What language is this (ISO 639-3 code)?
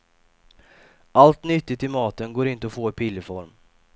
swe